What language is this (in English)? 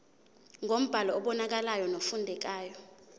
Zulu